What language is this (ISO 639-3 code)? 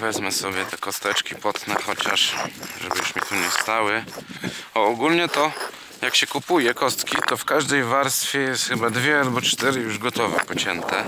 pol